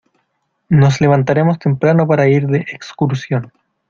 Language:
Spanish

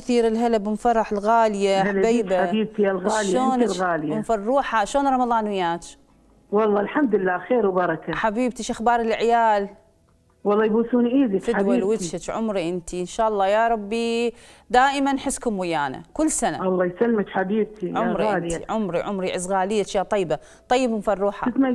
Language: Arabic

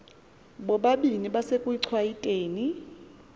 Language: Xhosa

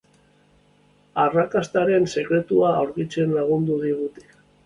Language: Basque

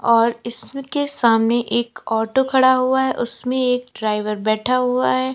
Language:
Hindi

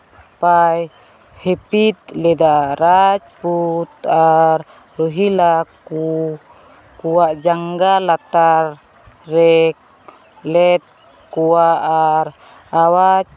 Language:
Santali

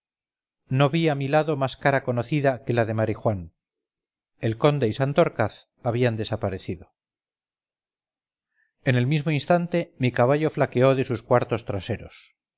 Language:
Spanish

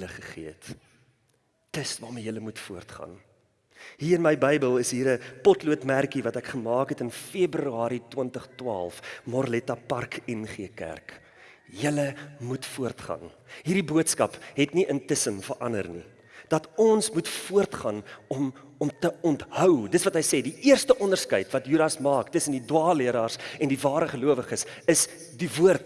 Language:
Dutch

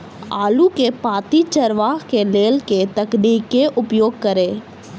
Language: Maithili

